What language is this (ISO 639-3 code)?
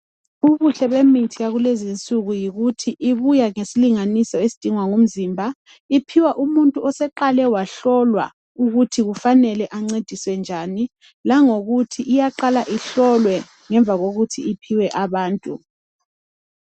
nde